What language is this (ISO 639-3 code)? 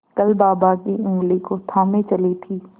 hin